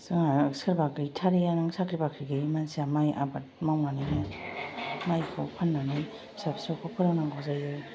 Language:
Bodo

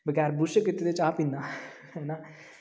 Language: Dogri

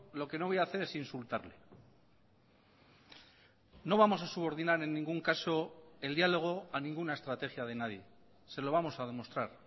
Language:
Spanish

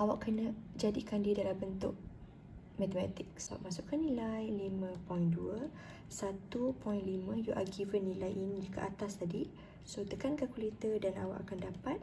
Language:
Malay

